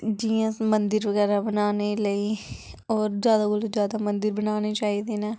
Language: Dogri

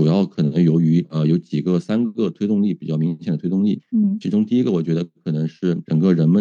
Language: Chinese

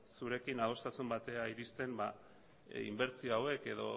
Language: Basque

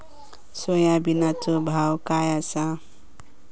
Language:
Marathi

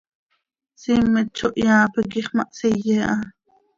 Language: Seri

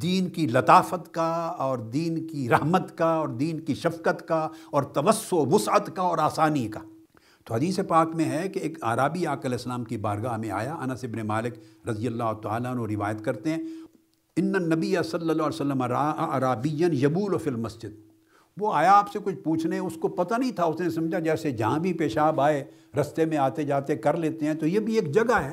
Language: Urdu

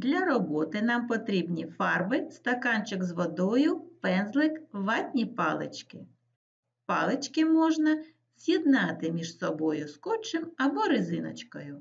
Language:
Ukrainian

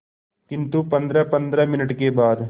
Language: Hindi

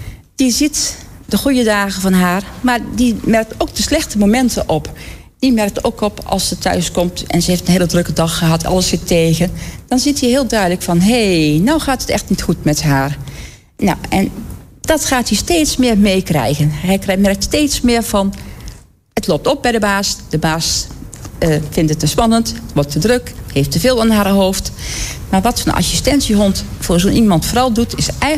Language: Dutch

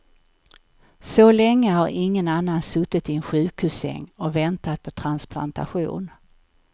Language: Swedish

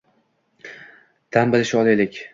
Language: Uzbek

